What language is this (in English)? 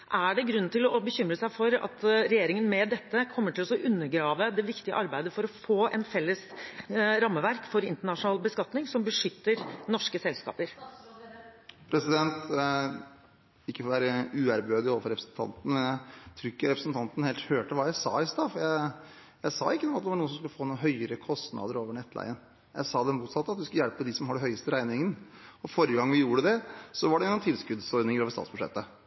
Norwegian Bokmål